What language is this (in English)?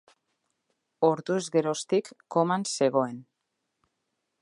Basque